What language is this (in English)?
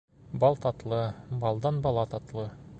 Bashkir